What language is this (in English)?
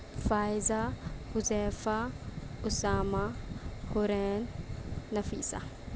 Urdu